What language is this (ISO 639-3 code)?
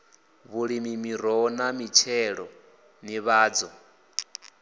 ven